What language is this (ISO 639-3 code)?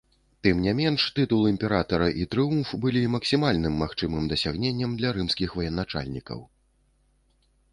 bel